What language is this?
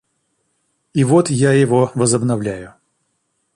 Russian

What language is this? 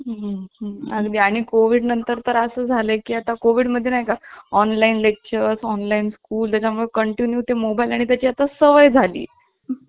Marathi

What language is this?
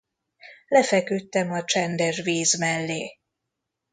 Hungarian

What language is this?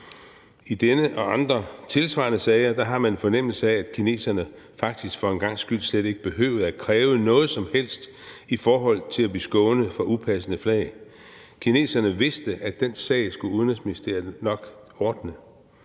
Danish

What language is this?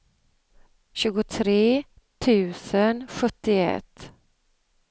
Swedish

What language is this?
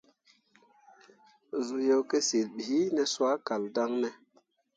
Mundang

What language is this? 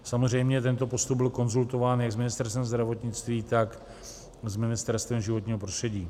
Czech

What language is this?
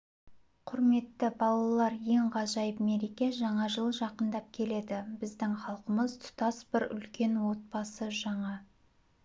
Kazakh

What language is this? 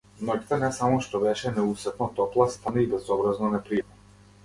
Macedonian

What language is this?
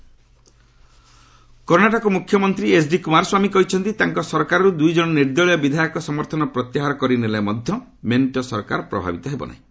Odia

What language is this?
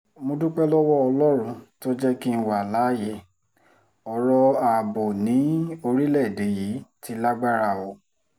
Yoruba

